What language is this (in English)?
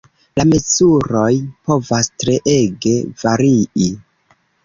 Esperanto